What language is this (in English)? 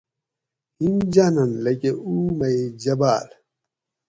Gawri